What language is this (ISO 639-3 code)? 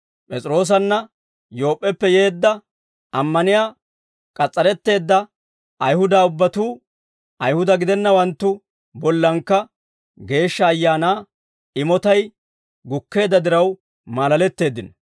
dwr